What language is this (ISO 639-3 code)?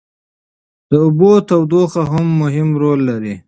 pus